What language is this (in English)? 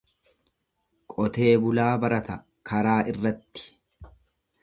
Oromo